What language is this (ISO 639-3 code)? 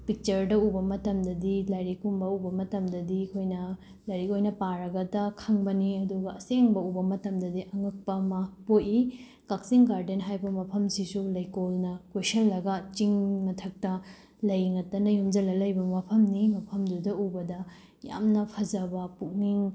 mni